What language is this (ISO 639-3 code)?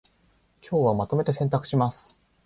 jpn